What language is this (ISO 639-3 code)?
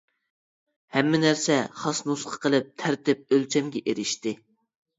uig